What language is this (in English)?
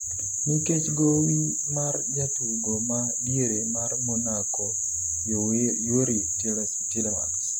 Luo (Kenya and Tanzania)